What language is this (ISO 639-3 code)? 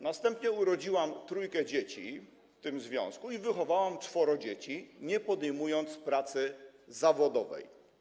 pol